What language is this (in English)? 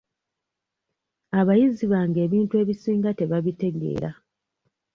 Ganda